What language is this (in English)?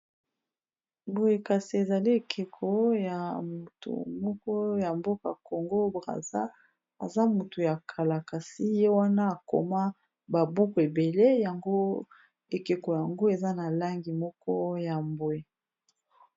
Lingala